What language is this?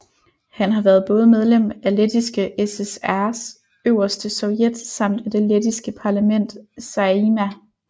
Danish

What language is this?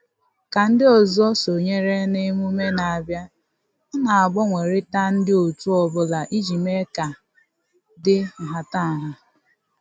Igbo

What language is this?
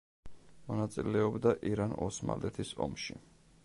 Georgian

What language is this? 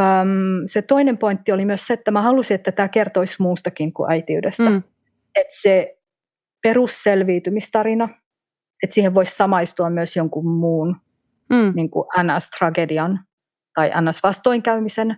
Finnish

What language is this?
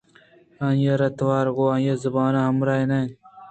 Eastern Balochi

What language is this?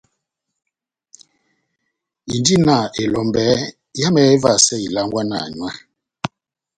Batanga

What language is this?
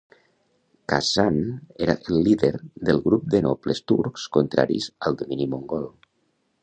Catalan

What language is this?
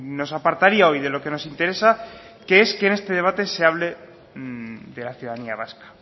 Spanish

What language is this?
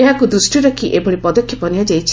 Odia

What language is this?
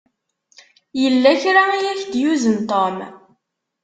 Kabyle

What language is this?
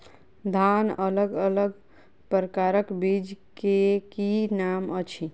Maithili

